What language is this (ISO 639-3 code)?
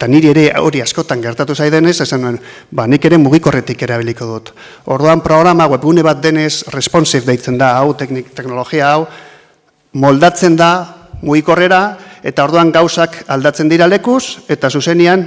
spa